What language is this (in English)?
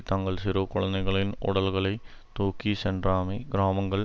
Tamil